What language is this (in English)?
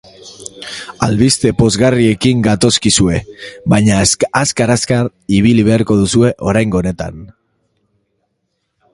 Basque